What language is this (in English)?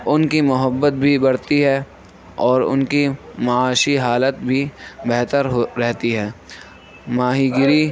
Urdu